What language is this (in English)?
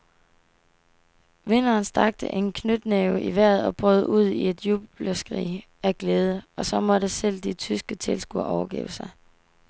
Danish